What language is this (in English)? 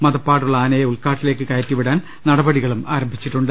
Malayalam